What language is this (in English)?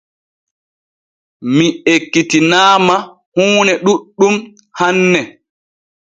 Borgu Fulfulde